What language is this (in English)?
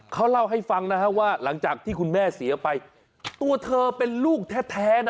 Thai